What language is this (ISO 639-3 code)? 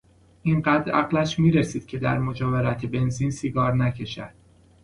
fas